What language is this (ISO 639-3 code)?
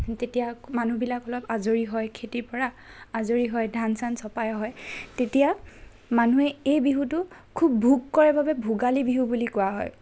asm